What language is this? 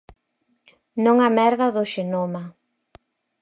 Galician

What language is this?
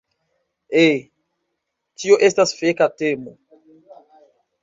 Esperanto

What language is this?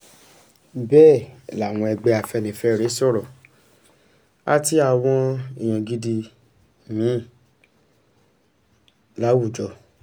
Yoruba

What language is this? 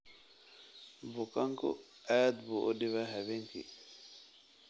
Somali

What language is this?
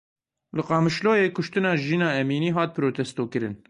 Kurdish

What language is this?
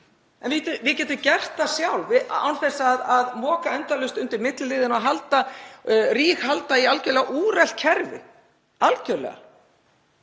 Icelandic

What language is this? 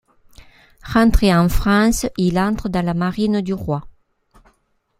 French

